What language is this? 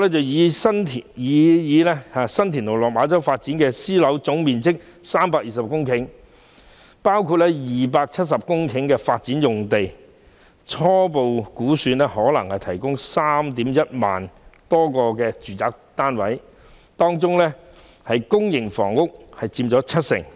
Cantonese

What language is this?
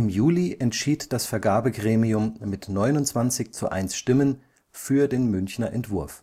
German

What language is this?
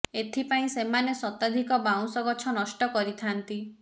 Odia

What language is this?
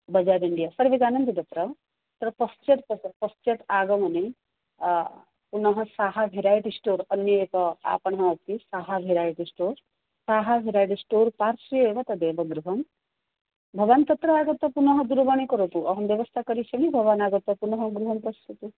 Sanskrit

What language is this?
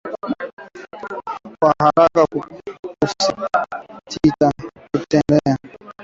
Swahili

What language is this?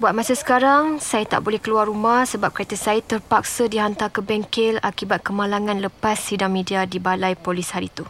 Malay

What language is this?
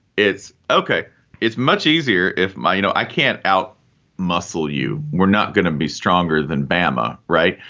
English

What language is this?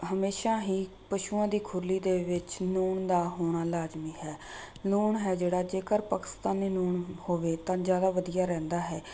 Punjabi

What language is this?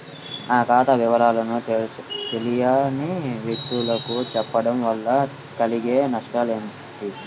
Telugu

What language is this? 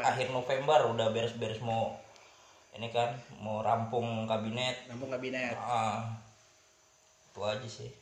Indonesian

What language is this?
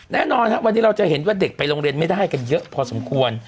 Thai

